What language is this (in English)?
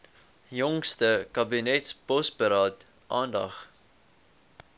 Afrikaans